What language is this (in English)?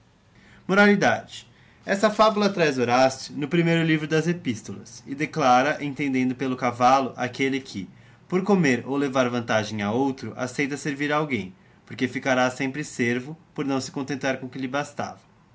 Portuguese